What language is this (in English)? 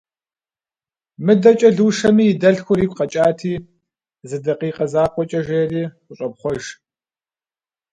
Kabardian